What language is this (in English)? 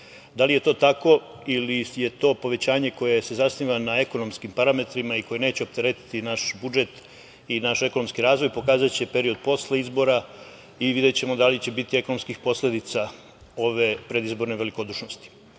Serbian